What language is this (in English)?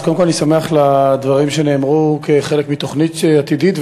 Hebrew